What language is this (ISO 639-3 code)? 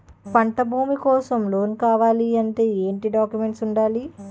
tel